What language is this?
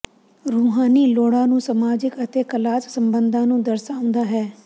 Punjabi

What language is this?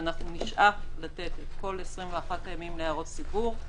Hebrew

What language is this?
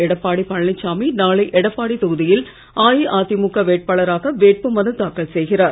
Tamil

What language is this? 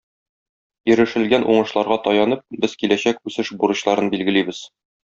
Tatar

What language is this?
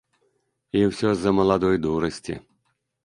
Belarusian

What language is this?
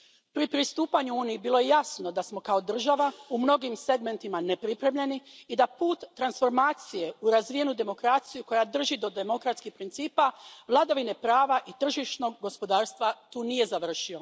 Croatian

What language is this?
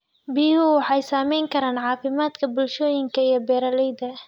Somali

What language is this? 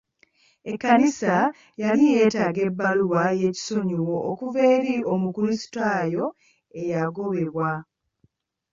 Ganda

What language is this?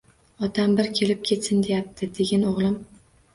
Uzbek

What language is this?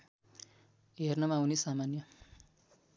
Nepali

